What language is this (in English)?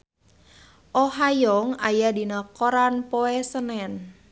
Sundanese